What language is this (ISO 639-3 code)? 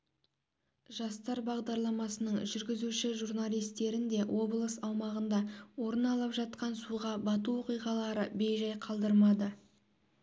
kaz